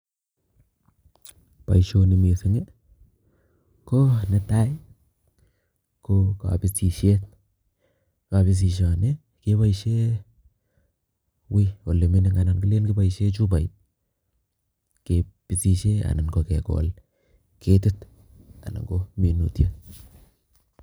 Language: Kalenjin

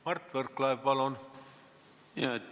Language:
Estonian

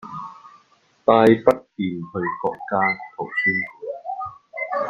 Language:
Chinese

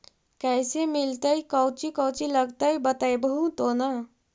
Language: Magahi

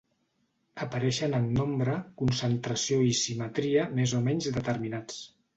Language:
Catalan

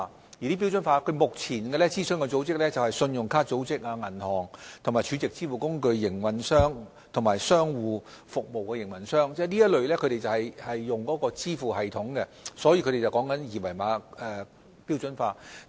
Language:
Cantonese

